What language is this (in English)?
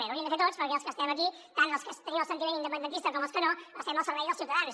Catalan